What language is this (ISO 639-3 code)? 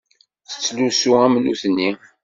kab